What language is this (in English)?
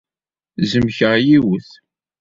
Kabyle